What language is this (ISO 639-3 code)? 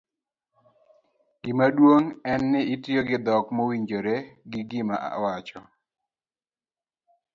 luo